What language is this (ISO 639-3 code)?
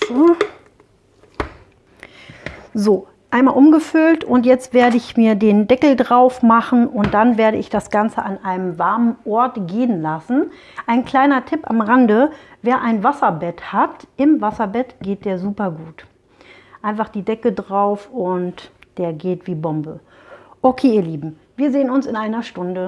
deu